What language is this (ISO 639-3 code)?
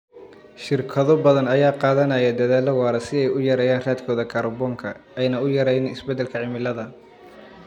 som